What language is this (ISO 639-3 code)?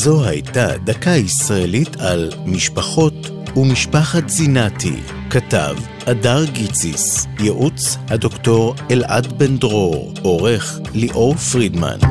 heb